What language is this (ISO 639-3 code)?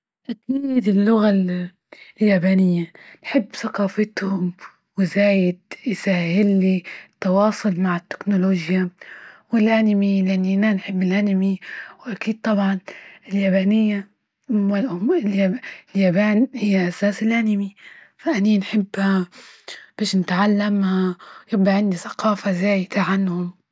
ayl